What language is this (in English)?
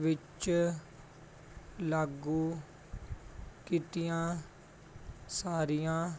Punjabi